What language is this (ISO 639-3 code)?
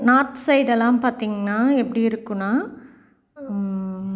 tam